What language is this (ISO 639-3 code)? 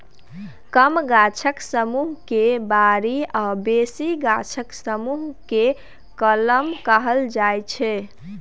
mai